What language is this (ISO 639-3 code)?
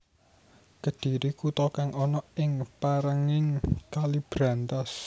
jav